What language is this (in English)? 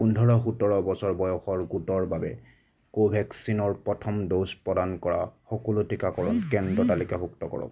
Assamese